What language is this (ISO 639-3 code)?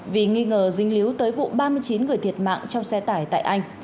vie